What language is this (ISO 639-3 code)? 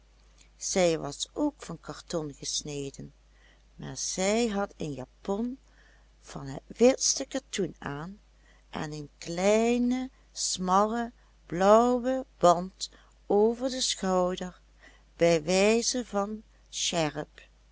nld